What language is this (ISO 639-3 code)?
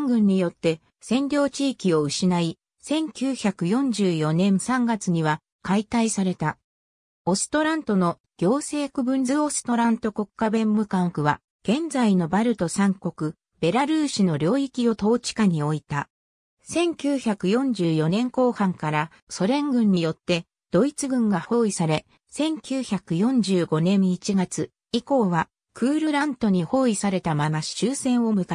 jpn